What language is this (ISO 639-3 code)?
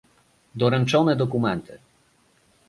pol